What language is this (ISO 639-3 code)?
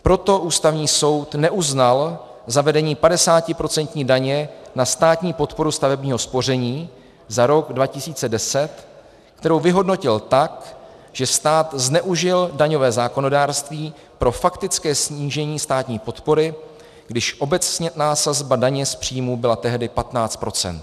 ces